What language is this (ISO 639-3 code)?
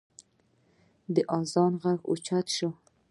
pus